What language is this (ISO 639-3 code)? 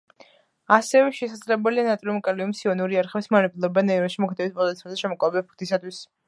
kat